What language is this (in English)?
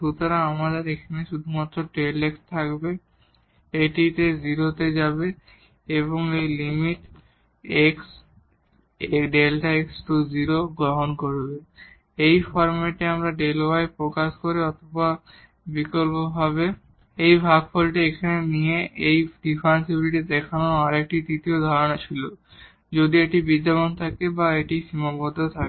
Bangla